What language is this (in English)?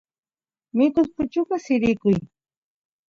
Santiago del Estero Quichua